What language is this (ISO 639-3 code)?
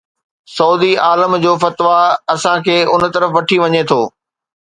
snd